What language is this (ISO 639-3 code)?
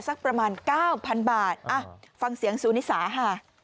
tha